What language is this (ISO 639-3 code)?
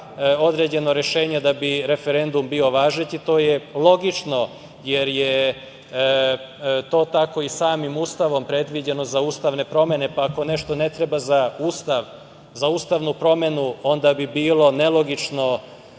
srp